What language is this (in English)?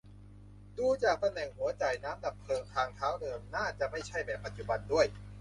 Thai